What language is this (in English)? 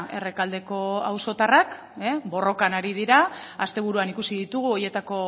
Basque